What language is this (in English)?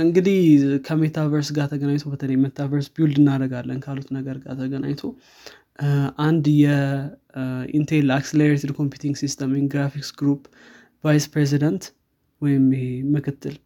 Amharic